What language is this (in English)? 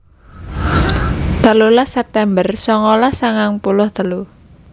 Javanese